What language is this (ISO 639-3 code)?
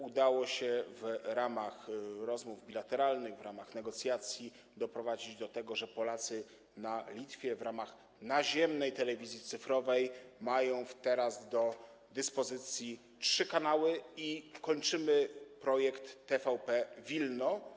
pol